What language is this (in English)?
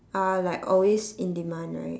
English